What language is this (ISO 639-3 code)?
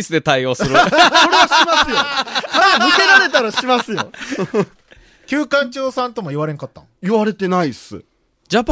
jpn